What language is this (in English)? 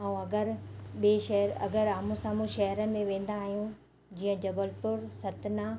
Sindhi